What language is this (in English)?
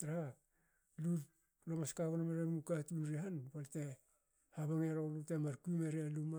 Hakö